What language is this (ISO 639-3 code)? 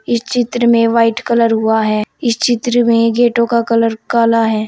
hin